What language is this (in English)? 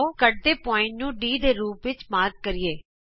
Punjabi